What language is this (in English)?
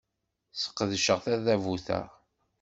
Kabyle